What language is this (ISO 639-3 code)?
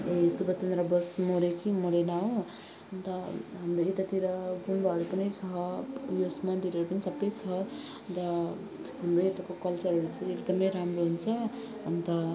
nep